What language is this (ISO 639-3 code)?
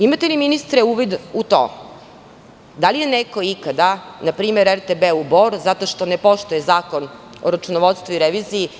srp